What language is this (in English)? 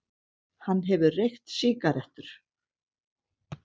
Icelandic